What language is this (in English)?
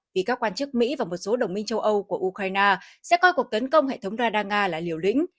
Vietnamese